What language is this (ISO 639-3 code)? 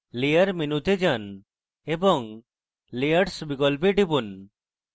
ben